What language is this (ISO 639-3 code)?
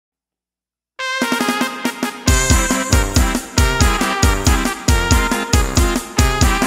spa